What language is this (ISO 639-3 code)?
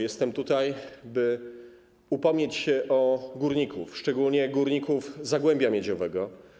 pol